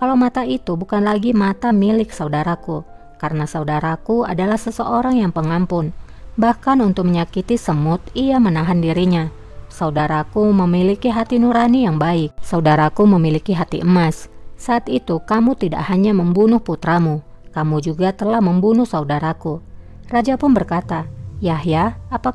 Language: Indonesian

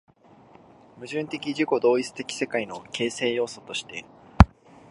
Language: Japanese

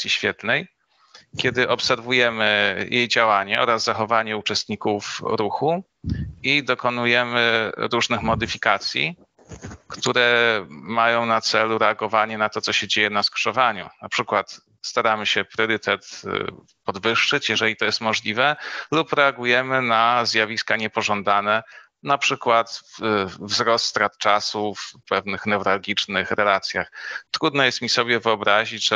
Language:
Polish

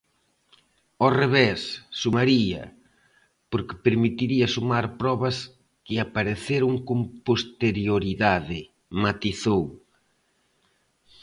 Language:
Galician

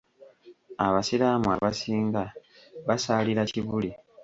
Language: Ganda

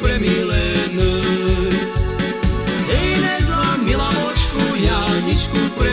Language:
Slovak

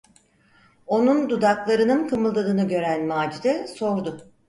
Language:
Turkish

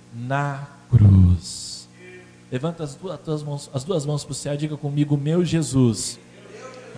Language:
Portuguese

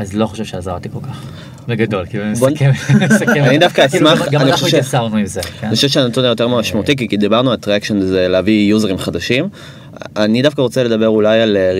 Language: Hebrew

